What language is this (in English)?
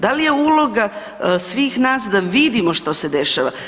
Croatian